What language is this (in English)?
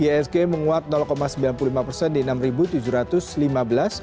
Indonesian